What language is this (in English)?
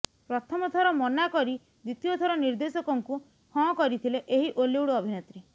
Odia